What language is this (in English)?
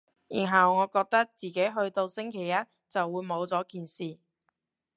Cantonese